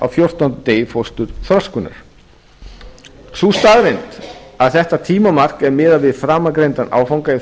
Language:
Icelandic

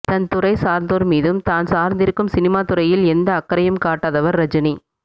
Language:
Tamil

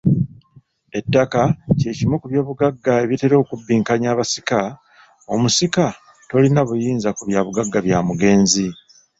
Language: Ganda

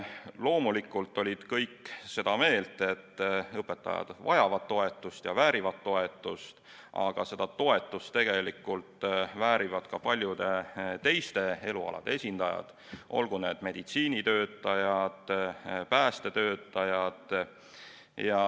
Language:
Estonian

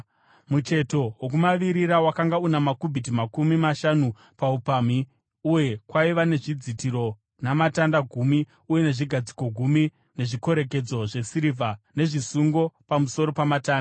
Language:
Shona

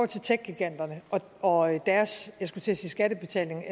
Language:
Danish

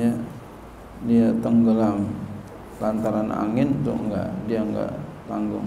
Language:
Indonesian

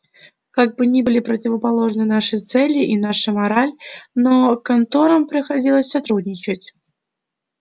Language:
Russian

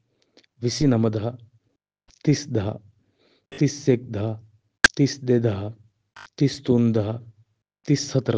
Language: Sinhala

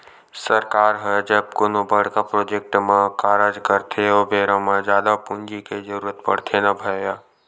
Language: Chhattisgarhi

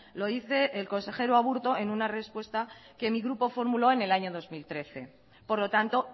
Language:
Spanish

